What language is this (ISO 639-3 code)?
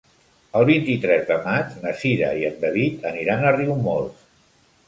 cat